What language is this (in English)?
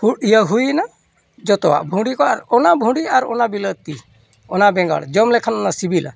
Santali